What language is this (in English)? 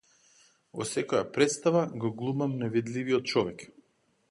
Macedonian